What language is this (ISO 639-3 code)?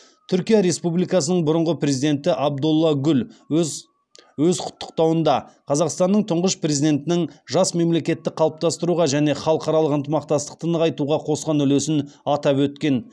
kaz